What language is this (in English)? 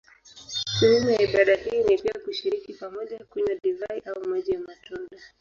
Swahili